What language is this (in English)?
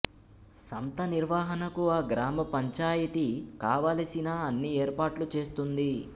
Telugu